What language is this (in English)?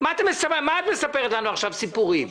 Hebrew